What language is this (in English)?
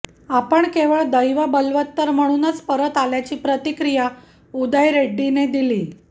Marathi